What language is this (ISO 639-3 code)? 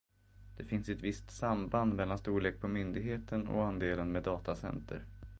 swe